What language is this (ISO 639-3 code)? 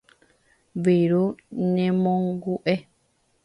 grn